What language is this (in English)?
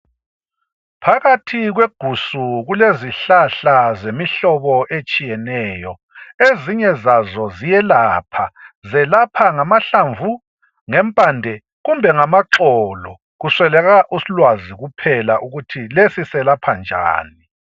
North Ndebele